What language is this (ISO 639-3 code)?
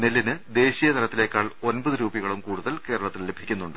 mal